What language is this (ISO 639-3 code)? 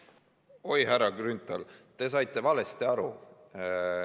est